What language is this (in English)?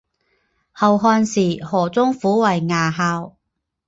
Chinese